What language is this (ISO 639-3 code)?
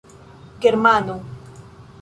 epo